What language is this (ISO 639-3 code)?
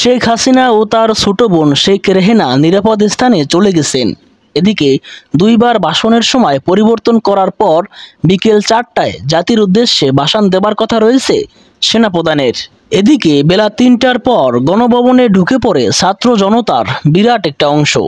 ben